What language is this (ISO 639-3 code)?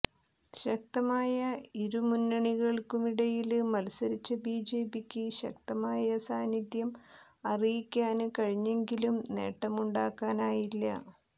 mal